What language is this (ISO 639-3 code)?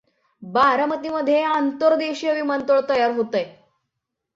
mar